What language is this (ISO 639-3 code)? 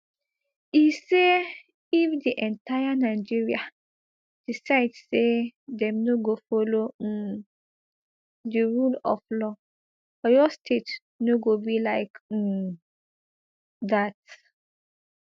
pcm